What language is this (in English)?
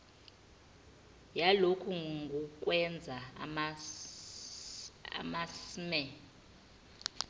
Zulu